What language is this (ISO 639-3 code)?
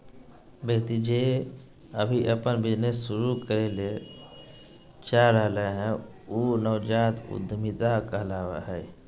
mag